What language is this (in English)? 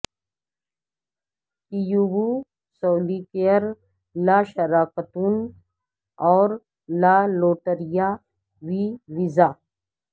Urdu